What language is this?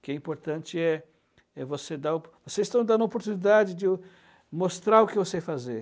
Portuguese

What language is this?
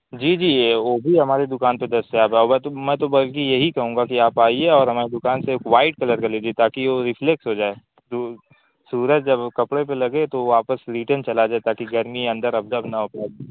Urdu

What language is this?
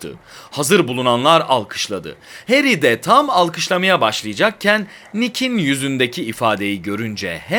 Turkish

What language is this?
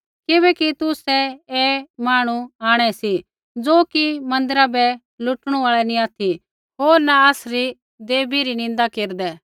Kullu Pahari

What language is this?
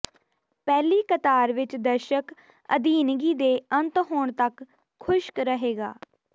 Punjabi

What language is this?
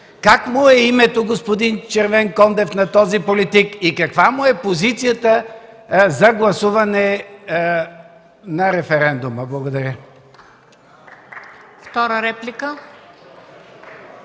Bulgarian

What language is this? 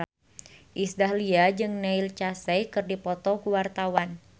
Sundanese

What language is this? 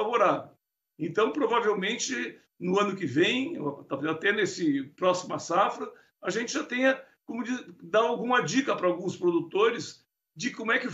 Portuguese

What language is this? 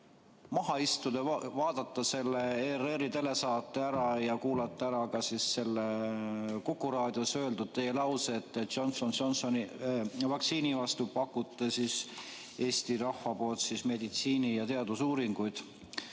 Estonian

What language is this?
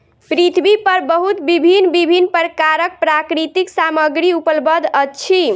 Maithili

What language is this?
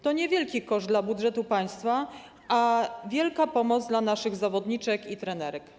Polish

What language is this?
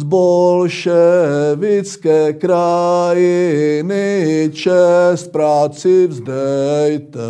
Czech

